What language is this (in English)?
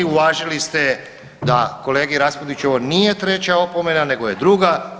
Croatian